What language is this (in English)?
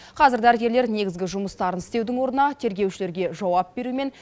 Kazakh